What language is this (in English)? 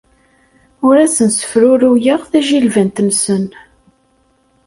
Kabyle